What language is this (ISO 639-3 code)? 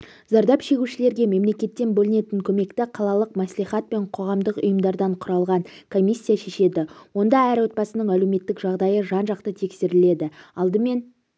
kaz